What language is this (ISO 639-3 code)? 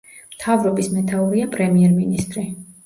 kat